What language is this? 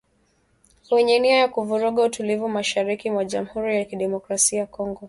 Swahili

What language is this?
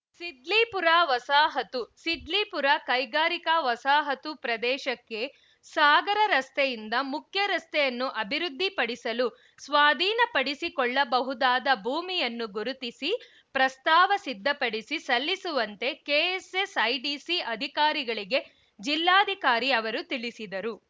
Kannada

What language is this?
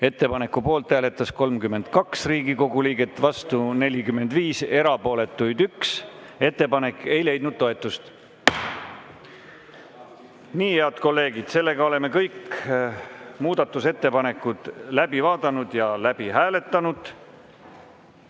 Estonian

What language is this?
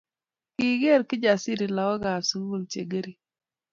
Kalenjin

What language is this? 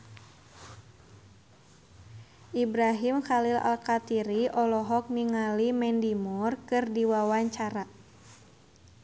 Sundanese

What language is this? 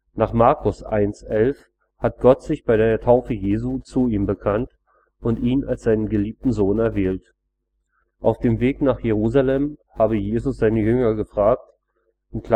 German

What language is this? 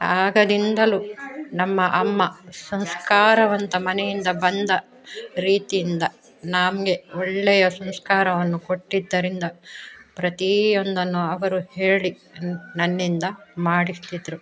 Kannada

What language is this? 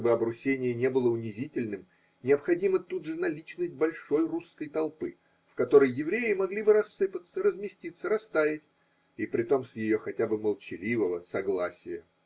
Russian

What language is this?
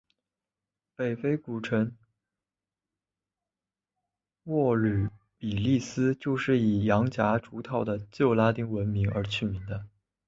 Chinese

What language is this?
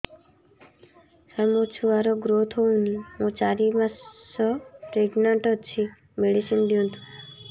Odia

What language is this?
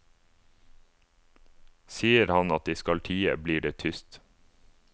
Norwegian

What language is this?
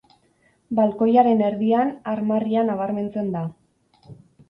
Basque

